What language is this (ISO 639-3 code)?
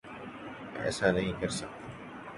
urd